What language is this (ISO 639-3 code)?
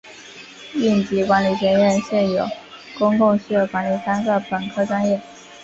zho